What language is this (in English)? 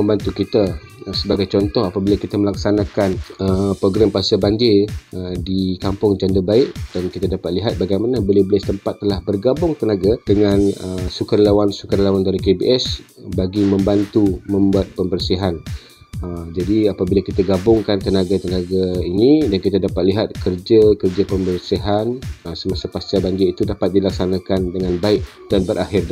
Malay